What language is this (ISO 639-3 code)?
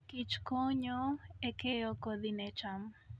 luo